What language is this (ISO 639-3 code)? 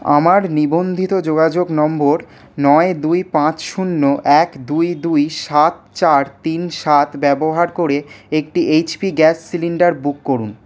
ben